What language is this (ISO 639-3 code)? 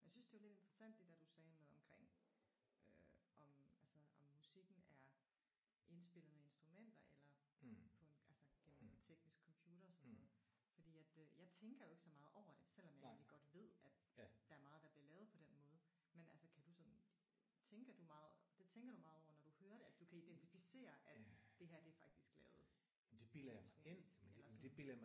dan